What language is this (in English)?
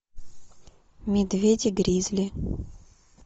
Russian